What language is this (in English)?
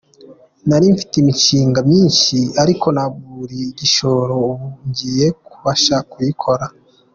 Kinyarwanda